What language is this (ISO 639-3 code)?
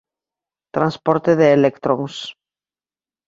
glg